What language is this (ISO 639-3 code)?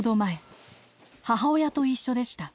jpn